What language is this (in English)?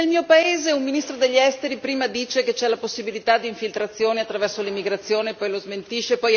Italian